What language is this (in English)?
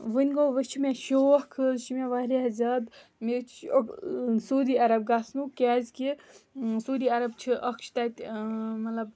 Kashmiri